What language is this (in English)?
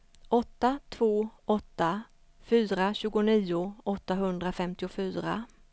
Swedish